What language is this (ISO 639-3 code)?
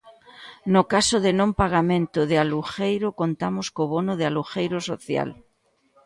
glg